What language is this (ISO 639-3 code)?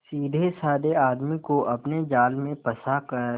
hin